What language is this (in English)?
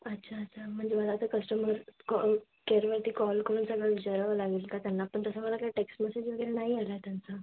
Marathi